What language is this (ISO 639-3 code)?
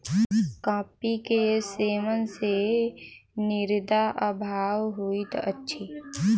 mai